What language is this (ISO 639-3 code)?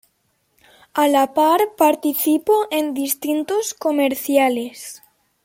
spa